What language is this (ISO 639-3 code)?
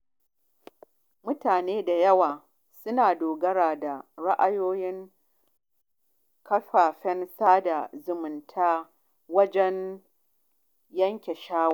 hau